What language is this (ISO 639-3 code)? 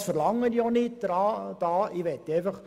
gsw